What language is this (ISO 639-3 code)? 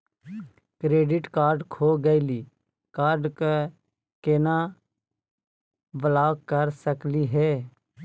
mag